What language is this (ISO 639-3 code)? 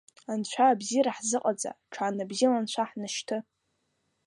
abk